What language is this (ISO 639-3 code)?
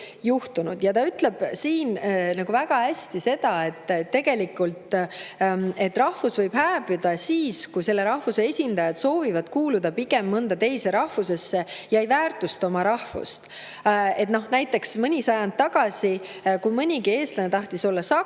est